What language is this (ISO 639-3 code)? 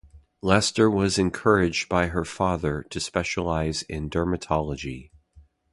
eng